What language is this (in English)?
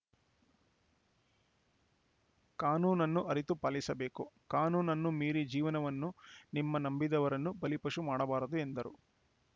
Kannada